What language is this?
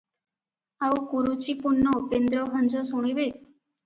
Odia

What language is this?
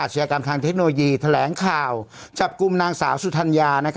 Thai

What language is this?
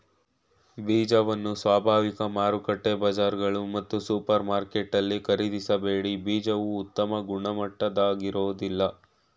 Kannada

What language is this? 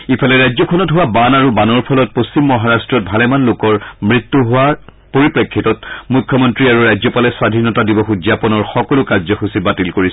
Assamese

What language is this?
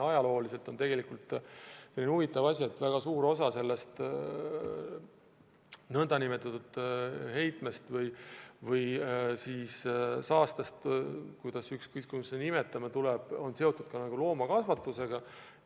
Estonian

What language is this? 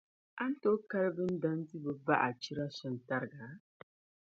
Dagbani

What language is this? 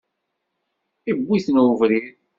Kabyle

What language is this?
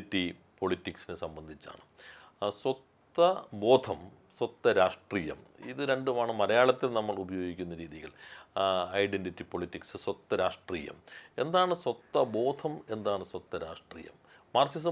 Malayalam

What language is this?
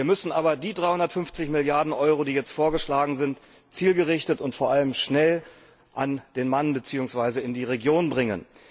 German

